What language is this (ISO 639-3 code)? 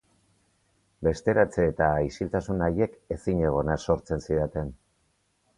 eus